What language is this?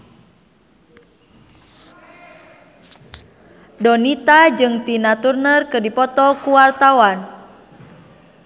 Sundanese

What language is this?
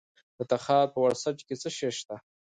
Pashto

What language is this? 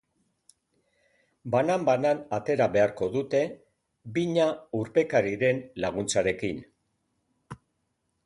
Basque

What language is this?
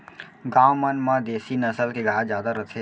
Chhattisgarhi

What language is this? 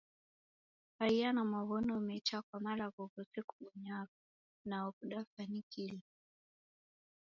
Taita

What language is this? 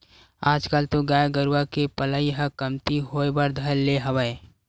Chhattisgarhi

